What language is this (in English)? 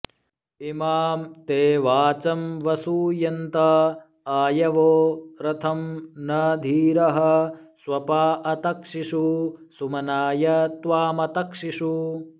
Sanskrit